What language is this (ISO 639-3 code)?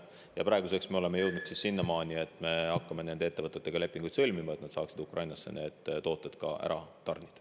est